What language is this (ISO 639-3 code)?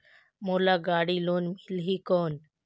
hne